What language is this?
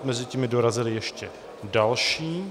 Czech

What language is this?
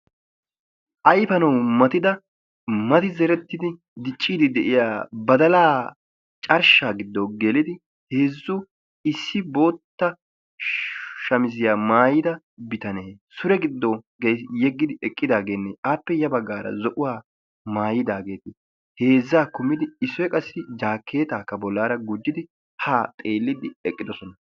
Wolaytta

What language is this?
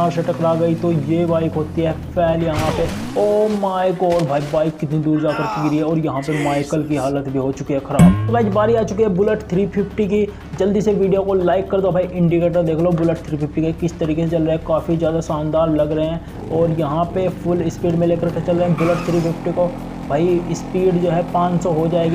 Hindi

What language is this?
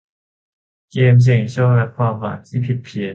Thai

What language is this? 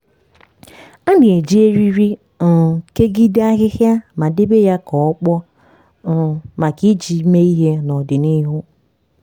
Igbo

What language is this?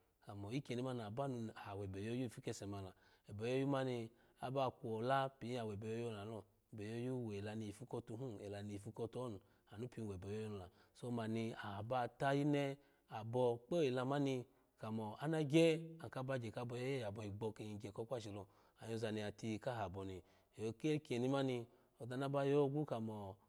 Alago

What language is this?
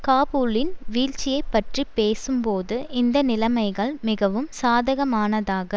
Tamil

